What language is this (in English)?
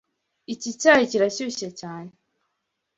Kinyarwanda